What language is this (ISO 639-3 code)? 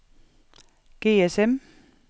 dan